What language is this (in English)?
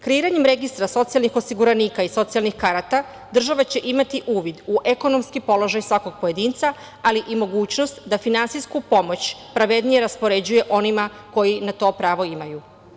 Serbian